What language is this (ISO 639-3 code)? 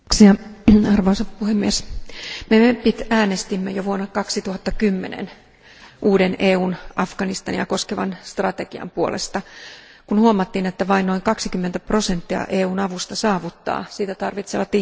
fin